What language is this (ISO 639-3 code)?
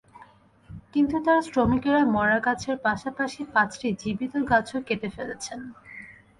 ben